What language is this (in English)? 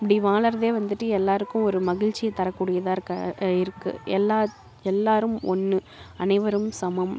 Tamil